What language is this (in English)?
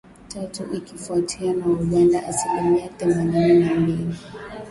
Swahili